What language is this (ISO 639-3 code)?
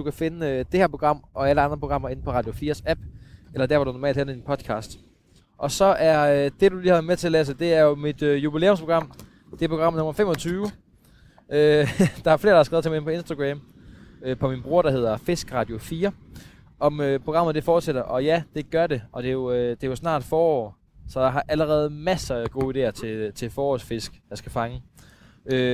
dan